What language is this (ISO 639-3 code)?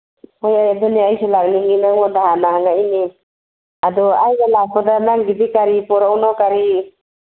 mni